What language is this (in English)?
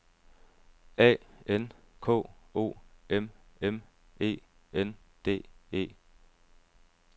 Danish